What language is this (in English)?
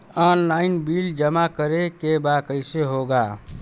Bhojpuri